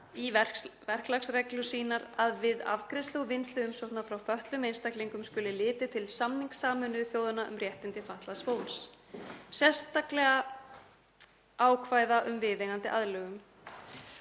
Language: Icelandic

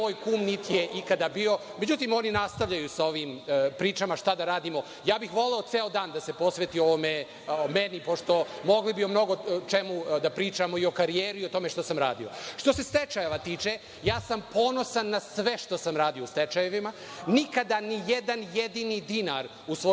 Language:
Serbian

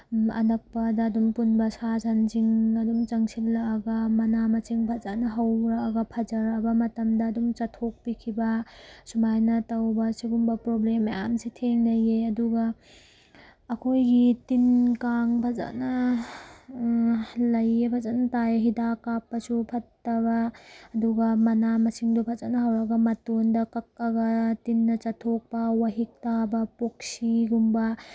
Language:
Manipuri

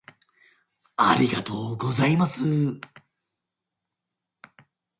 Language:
Japanese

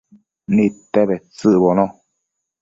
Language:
Matsés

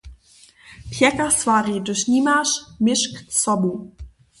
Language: Upper Sorbian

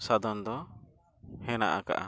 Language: Santali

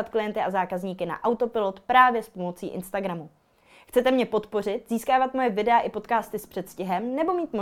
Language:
Czech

